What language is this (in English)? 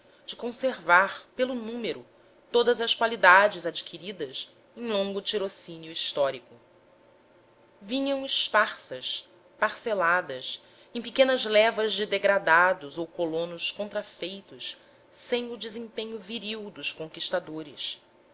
Portuguese